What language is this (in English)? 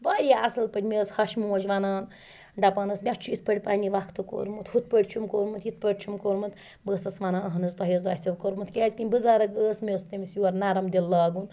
Kashmiri